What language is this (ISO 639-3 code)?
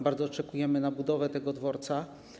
pol